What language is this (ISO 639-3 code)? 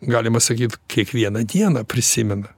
lit